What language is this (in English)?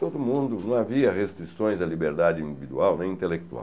Portuguese